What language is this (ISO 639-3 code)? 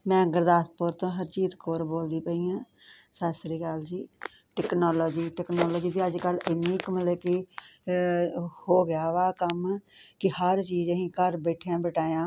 pan